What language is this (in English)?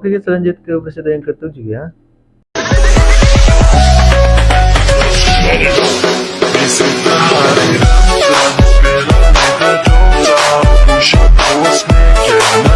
Indonesian